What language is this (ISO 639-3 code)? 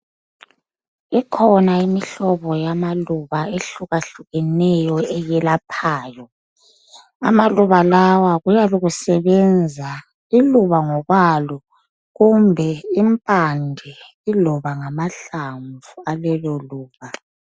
nde